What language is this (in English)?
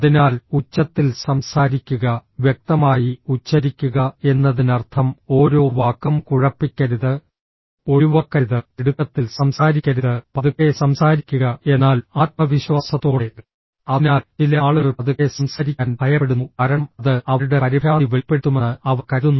Malayalam